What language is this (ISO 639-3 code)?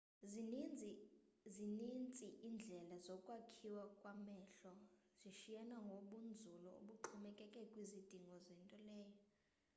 xho